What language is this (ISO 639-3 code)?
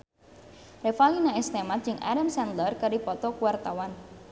sun